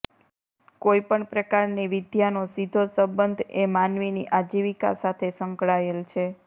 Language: Gujarati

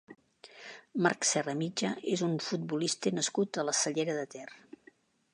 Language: Catalan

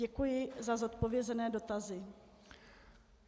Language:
Czech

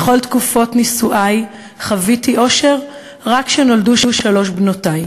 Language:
Hebrew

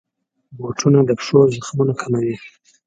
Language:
Pashto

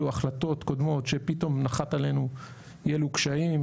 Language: Hebrew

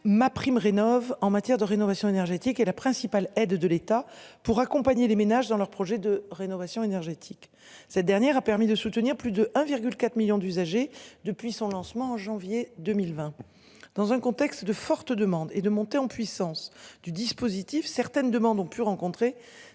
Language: French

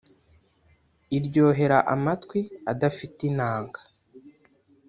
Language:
Kinyarwanda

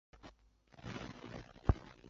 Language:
Chinese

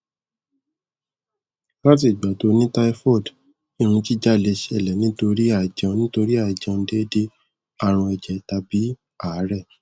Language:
Yoruba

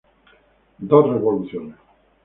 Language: Spanish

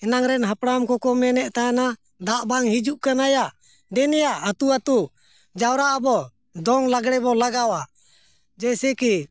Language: Santali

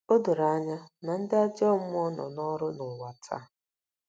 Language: Igbo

